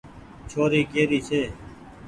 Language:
Goaria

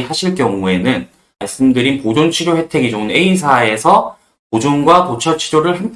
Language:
Korean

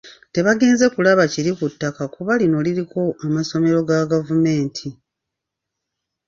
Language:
Ganda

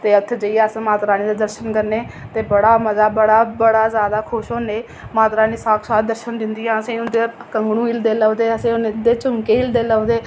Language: Dogri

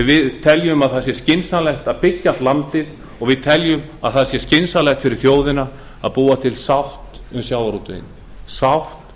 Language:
Icelandic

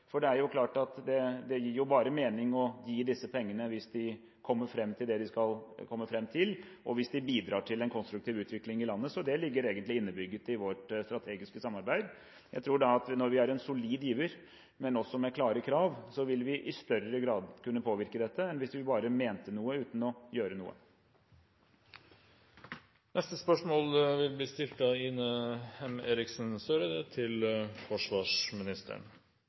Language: Norwegian Bokmål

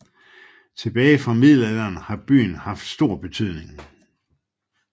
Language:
Danish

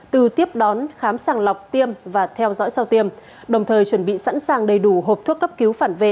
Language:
Vietnamese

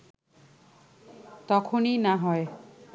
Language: Bangla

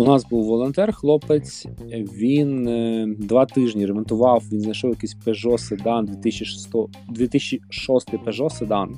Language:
Ukrainian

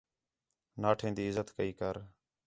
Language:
Khetrani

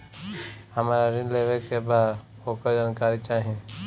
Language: Bhojpuri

